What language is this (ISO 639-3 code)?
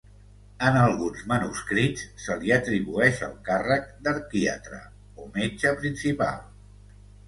cat